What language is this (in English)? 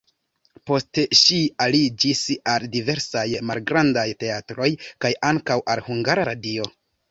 Esperanto